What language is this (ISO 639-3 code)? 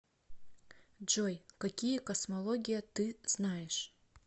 rus